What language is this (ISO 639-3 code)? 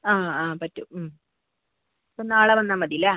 mal